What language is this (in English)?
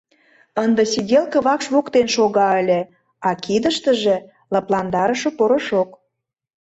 Mari